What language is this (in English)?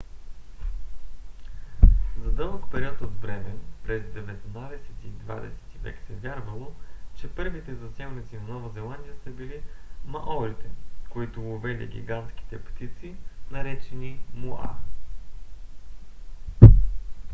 Bulgarian